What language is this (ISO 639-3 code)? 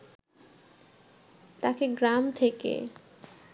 ben